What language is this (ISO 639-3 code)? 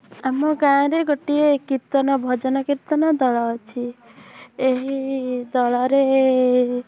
ori